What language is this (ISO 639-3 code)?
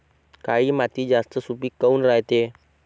mar